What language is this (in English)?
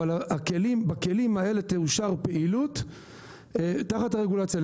Hebrew